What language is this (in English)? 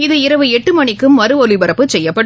Tamil